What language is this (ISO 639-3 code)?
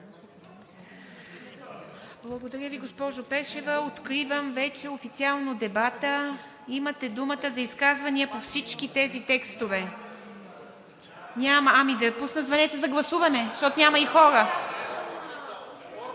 bul